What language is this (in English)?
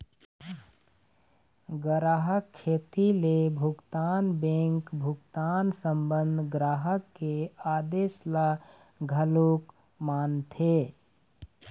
Chhattisgarhi